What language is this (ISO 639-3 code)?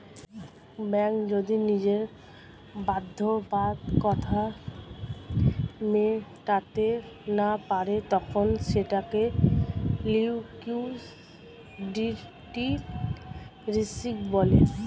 ben